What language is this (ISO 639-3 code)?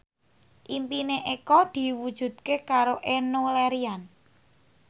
jav